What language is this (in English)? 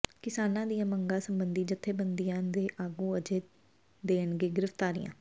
Punjabi